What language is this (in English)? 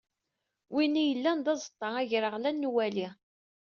Kabyle